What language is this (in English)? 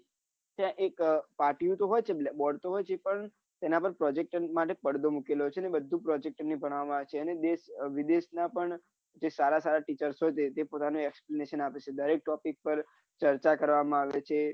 Gujarati